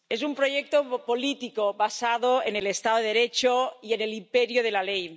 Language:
Spanish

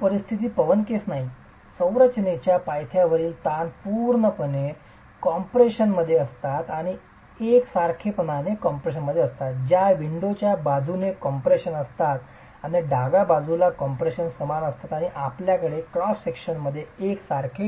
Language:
Marathi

